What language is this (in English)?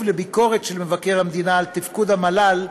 Hebrew